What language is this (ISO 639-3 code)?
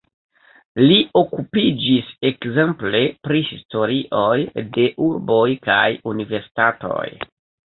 epo